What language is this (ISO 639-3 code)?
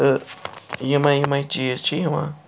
kas